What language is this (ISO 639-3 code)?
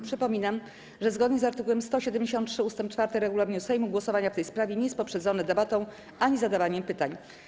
pol